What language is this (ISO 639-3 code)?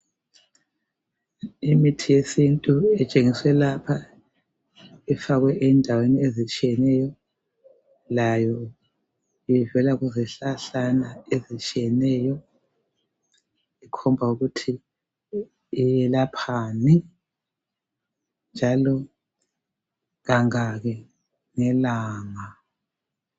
nde